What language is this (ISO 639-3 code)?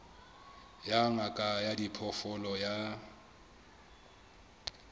sot